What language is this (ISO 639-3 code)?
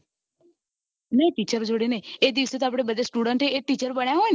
guj